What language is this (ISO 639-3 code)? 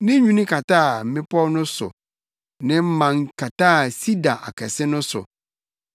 aka